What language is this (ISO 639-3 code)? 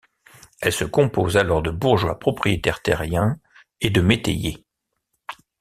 fra